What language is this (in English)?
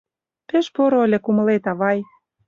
Mari